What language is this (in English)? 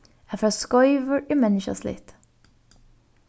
Faroese